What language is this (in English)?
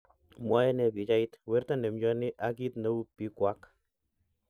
Kalenjin